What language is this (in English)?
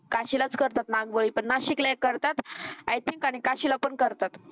Marathi